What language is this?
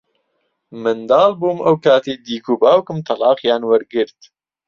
Central Kurdish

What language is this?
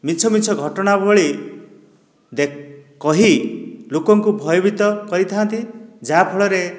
Odia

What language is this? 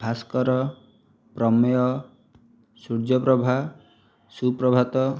Odia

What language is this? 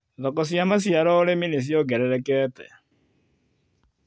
Kikuyu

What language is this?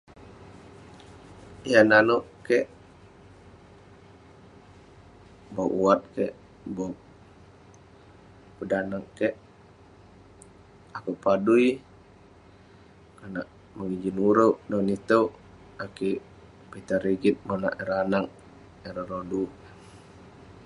Western Penan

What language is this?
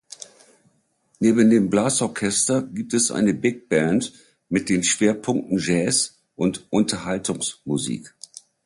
German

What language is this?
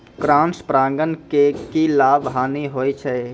Maithili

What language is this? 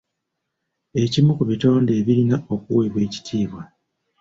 Ganda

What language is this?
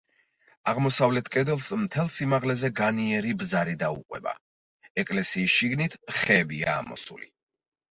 Georgian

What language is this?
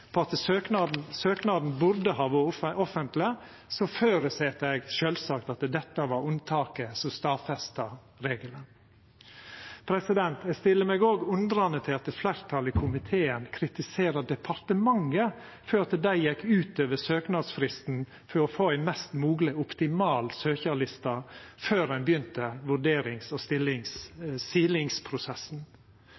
Norwegian Nynorsk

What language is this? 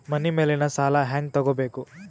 Kannada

